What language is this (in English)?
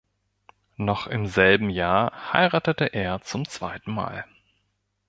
German